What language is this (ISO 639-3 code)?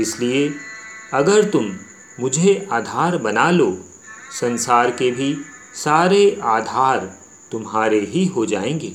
hin